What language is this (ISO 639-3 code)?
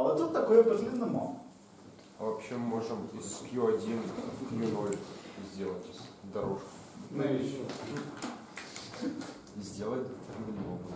ukr